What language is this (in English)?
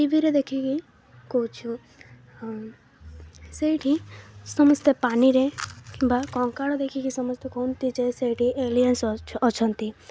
Odia